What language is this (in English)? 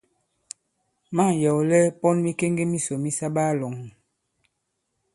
Bankon